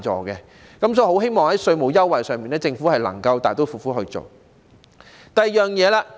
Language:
Cantonese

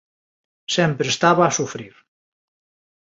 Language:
Galician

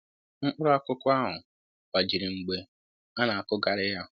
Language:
Igbo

